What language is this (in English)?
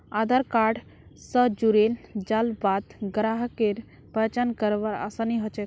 Magahi